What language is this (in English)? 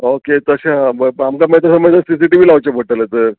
Konkani